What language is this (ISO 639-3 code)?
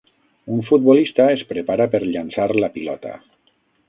cat